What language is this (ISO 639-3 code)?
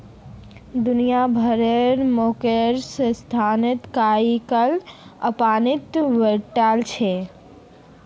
mag